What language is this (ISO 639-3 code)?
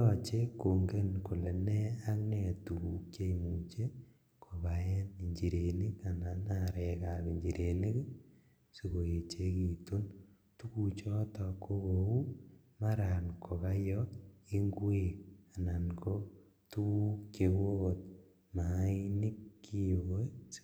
kln